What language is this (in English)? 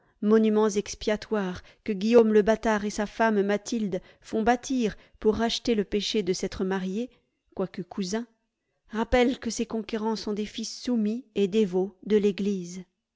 French